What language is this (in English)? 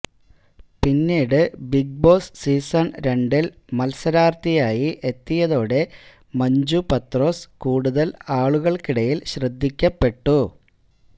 Malayalam